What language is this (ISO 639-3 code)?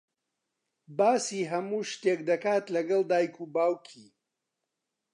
ckb